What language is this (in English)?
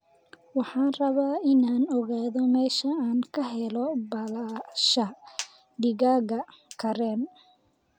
Somali